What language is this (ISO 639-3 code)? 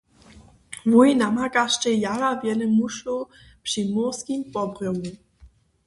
hsb